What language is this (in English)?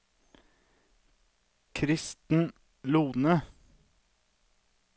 Norwegian